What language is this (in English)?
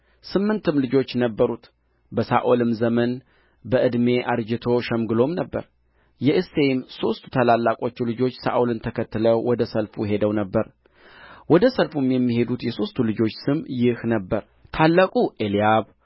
Amharic